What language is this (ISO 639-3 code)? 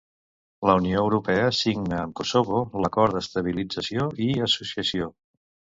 cat